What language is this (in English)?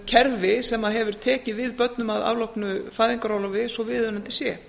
Icelandic